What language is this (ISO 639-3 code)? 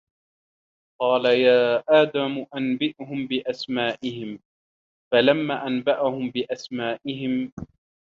ara